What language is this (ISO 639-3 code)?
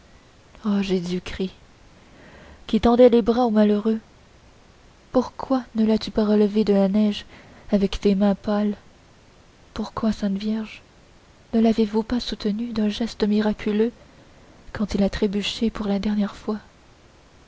fra